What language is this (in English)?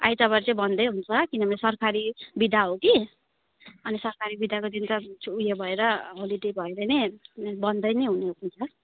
Nepali